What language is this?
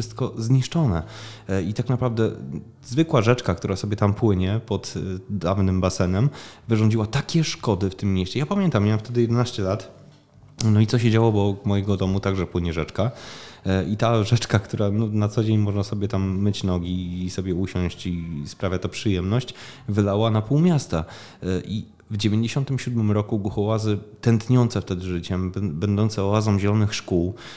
Polish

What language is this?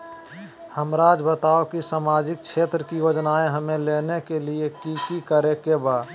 Magahi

